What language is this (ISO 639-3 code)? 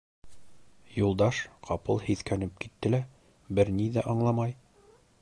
bak